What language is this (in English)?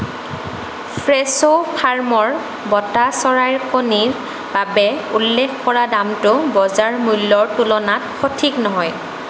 Assamese